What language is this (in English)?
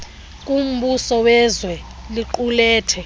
Xhosa